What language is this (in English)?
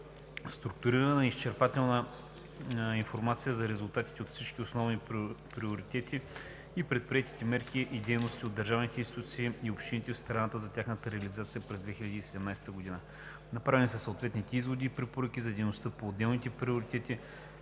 Bulgarian